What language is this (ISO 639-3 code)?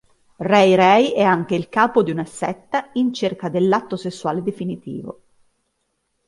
ita